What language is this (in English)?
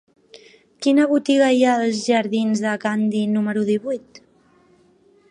Catalan